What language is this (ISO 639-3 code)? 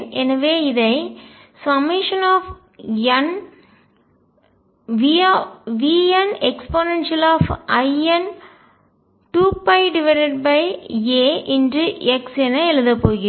tam